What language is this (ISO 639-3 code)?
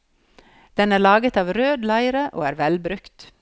nor